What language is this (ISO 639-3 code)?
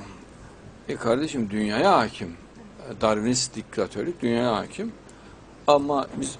tur